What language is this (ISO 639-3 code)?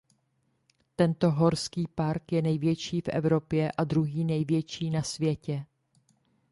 ces